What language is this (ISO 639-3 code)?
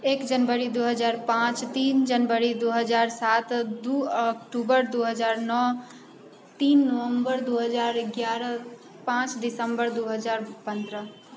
mai